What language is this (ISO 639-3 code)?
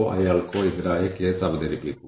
mal